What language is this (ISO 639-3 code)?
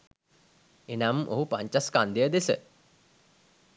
sin